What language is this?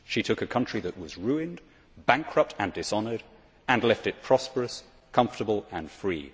English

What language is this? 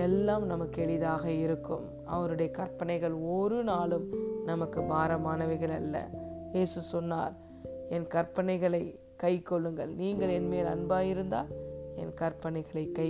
Tamil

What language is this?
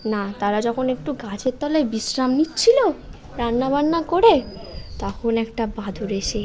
Bangla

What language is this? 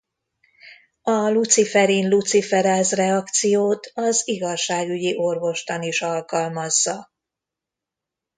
Hungarian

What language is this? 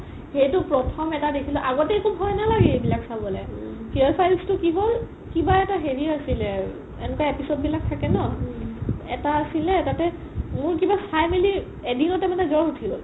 Assamese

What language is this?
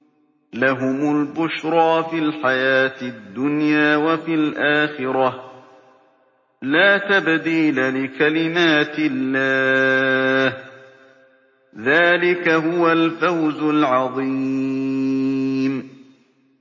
Arabic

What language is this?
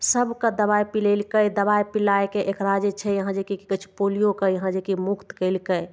Maithili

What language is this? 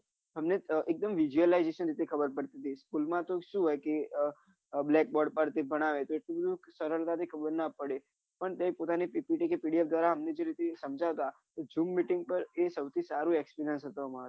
Gujarati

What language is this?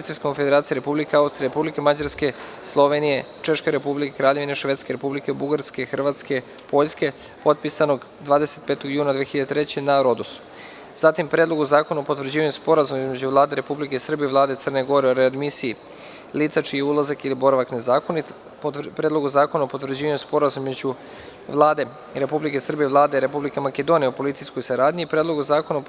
Serbian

